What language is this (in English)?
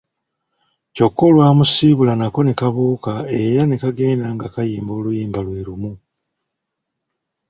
Ganda